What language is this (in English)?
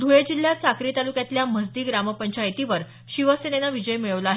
Marathi